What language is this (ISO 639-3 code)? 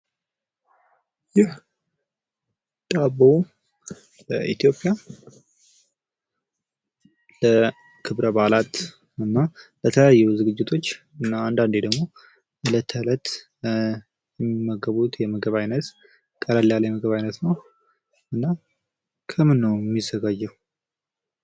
amh